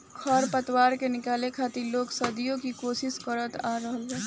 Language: Bhojpuri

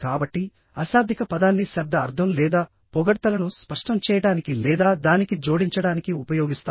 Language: Telugu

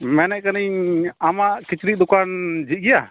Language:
Santali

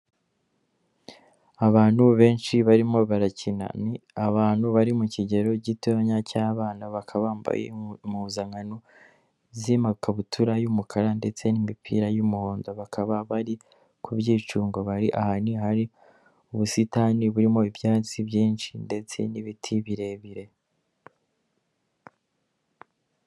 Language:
Kinyarwanda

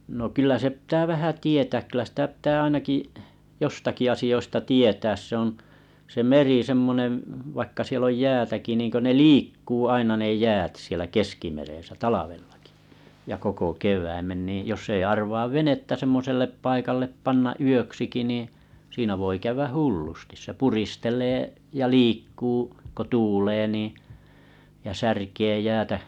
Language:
Finnish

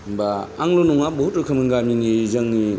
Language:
Bodo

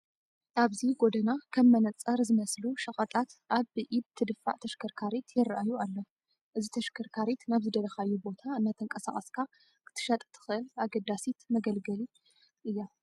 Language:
Tigrinya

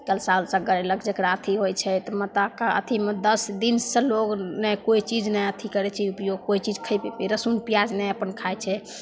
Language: Maithili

